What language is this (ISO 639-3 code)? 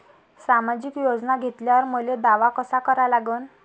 mar